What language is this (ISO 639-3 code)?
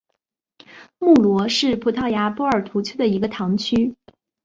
zho